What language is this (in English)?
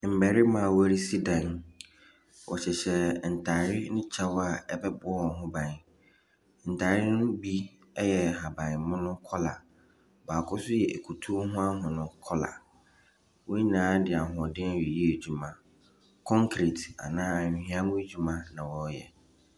Akan